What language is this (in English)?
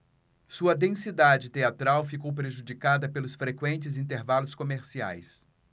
Portuguese